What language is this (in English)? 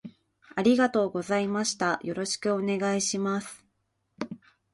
Japanese